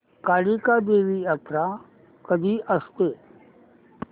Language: Marathi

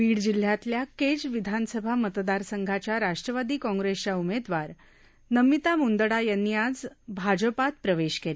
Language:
Marathi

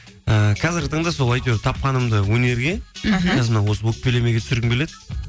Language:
Kazakh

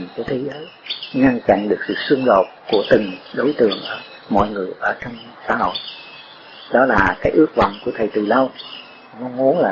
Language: Vietnamese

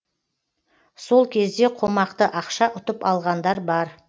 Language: Kazakh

